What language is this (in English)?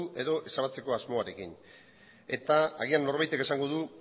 Basque